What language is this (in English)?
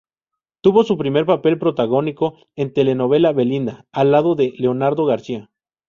Spanish